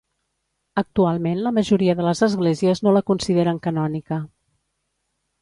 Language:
Catalan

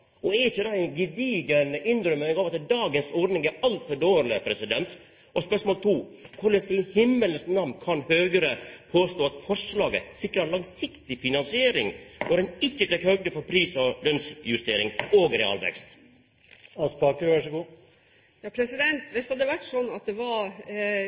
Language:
Norwegian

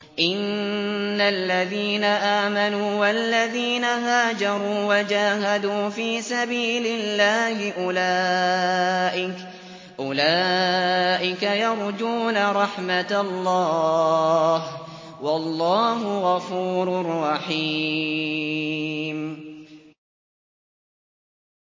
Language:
Arabic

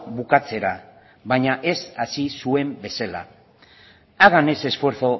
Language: Basque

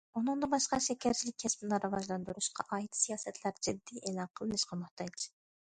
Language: Uyghur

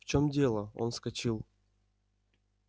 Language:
Russian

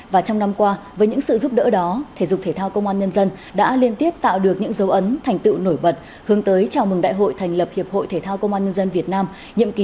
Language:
Vietnamese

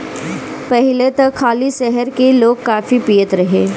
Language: Bhojpuri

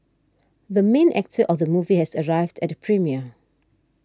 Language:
English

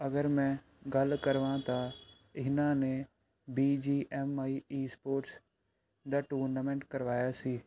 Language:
Punjabi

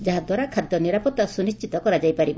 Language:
Odia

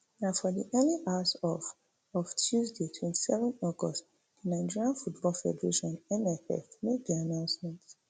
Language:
Nigerian Pidgin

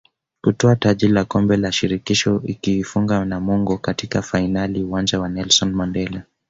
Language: Swahili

